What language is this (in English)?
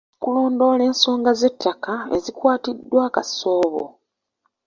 Ganda